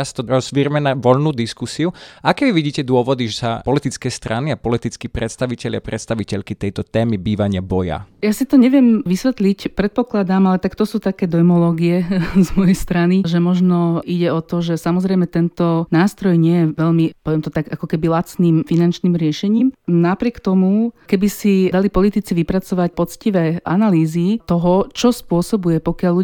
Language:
Slovak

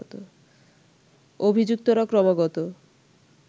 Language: Bangla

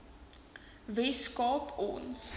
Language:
Afrikaans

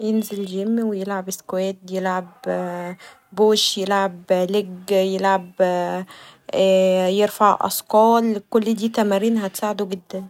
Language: Egyptian Arabic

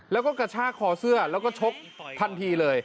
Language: Thai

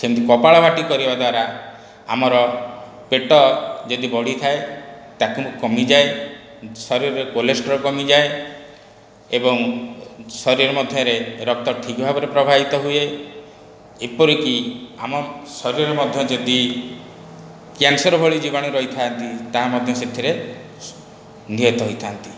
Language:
Odia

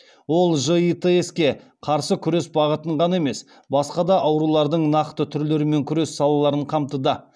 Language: Kazakh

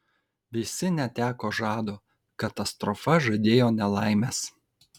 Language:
Lithuanian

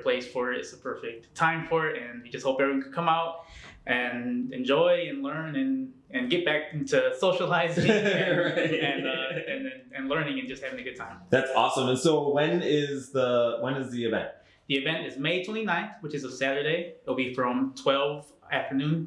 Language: English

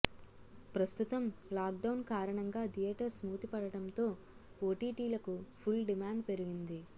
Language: Telugu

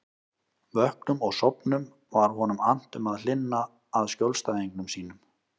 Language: Icelandic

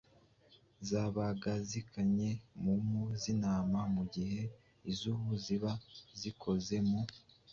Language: Kinyarwanda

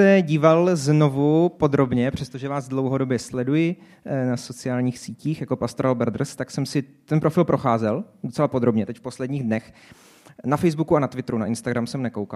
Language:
Czech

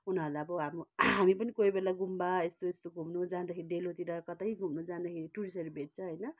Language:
Nepali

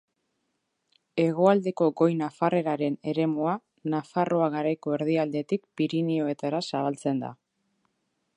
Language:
Basque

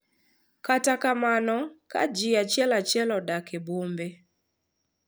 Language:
Luo (Kenya and Tanzania)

